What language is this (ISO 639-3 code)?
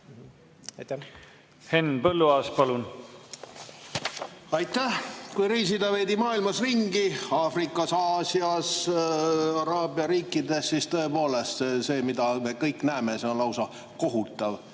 est